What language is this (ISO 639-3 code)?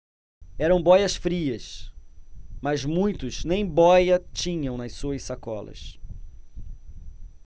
por